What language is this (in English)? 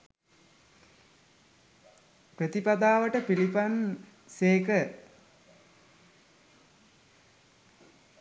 Sinhala